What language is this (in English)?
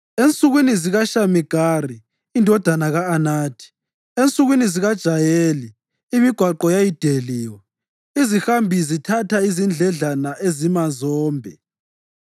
North Ndebele